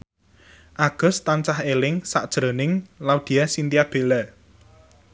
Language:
Javanese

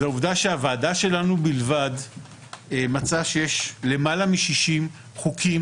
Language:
Hebrew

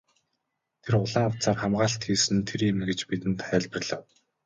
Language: Mongolian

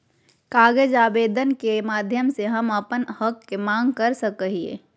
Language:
Magahi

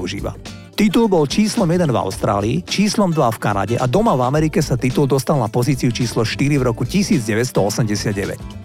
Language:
Slovak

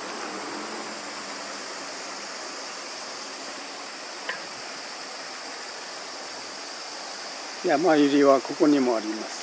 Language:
Japanese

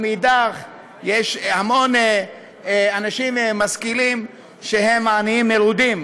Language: Hebrew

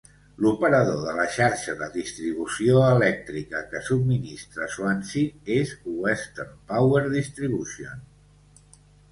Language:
Catalan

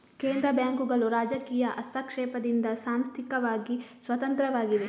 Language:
Kannada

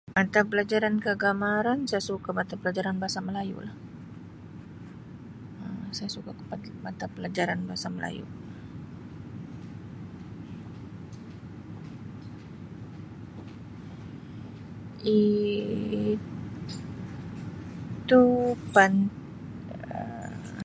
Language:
Sabah Malay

